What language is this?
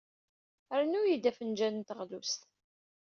Kabyle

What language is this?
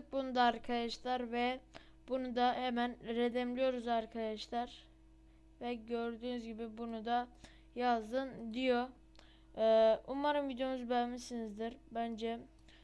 Turkish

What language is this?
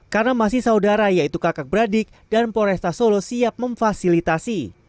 Indonesian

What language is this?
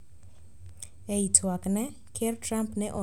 Luo (Kenya and Tanzania)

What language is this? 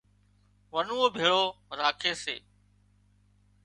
Wadiyara Koli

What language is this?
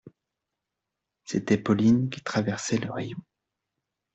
French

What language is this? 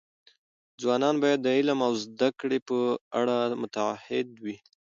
Pashto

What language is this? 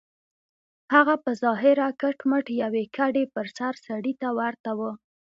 Pashto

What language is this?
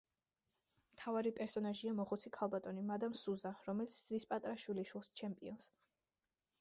Georgian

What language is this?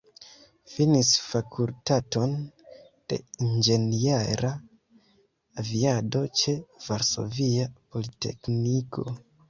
Esperanto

